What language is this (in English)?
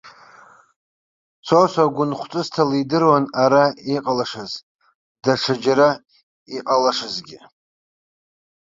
Abkhazian